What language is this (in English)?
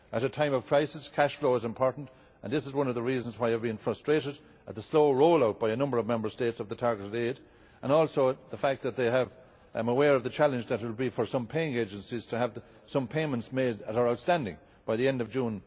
English